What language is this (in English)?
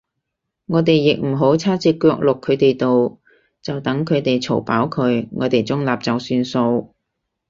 Cantonese